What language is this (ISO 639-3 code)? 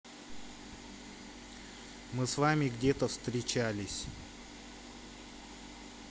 rus